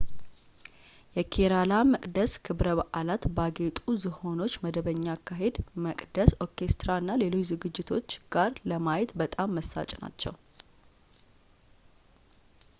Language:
Amharic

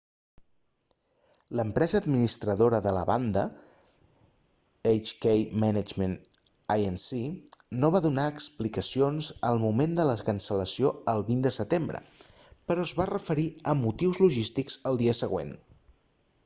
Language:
Catalan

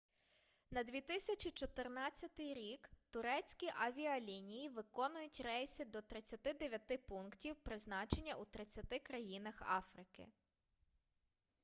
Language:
Ukrainian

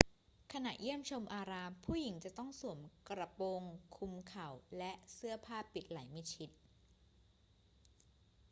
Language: Thai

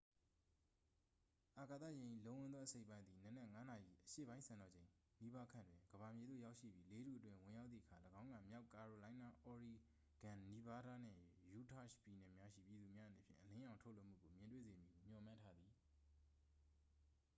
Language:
Burmese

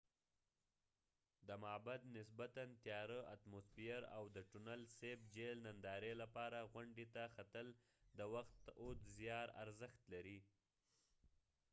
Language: Pashto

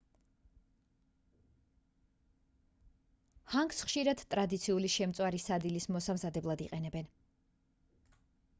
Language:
Georgian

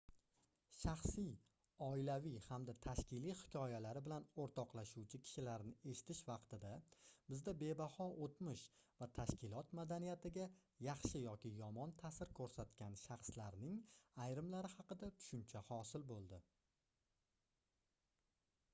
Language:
Uzbek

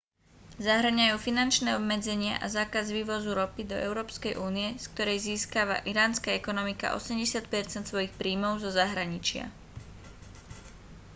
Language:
Slovak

